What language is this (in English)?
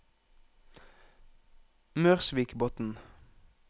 Norwegian